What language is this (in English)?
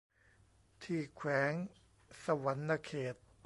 Thai